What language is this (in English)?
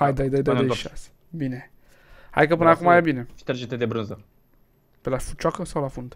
Romanian